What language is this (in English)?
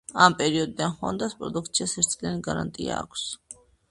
Georgian